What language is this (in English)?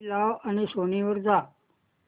Marathi